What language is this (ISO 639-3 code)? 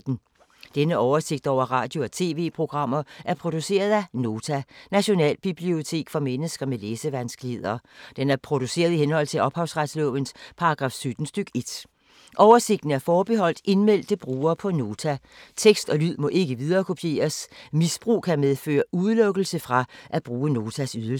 dan